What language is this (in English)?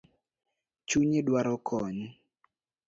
Luo (Kenya and Tanzania)